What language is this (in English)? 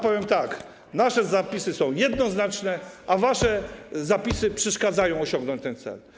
Polish